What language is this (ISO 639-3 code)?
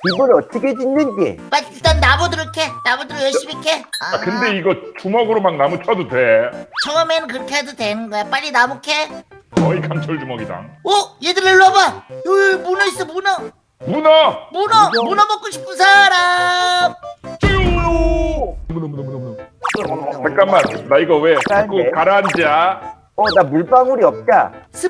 kor